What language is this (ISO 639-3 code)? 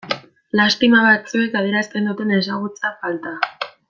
eus